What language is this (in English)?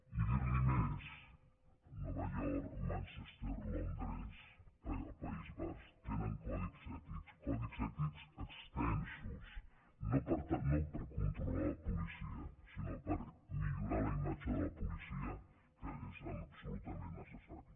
Catalan